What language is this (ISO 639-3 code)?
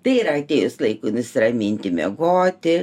lit